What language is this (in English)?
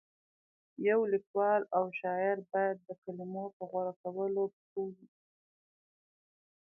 Pashto